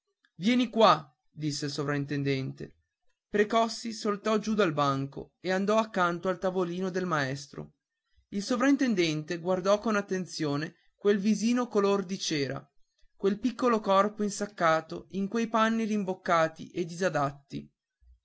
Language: Italian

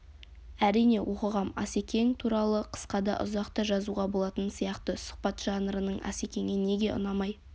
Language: Kazakh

